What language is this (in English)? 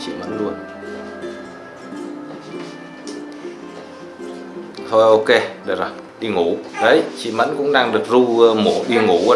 Vietnamese